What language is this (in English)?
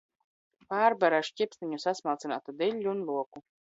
Latvian